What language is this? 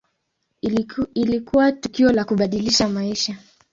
Swahili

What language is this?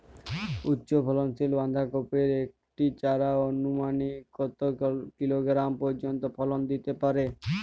Bangla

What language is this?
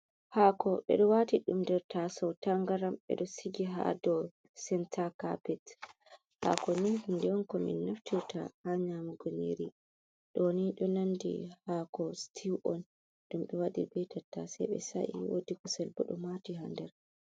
Fula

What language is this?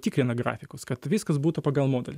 Lithuanian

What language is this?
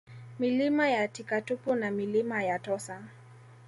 Swahili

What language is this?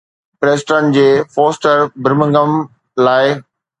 Sindhi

